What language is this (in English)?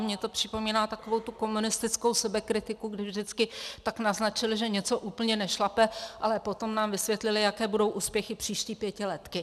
Czech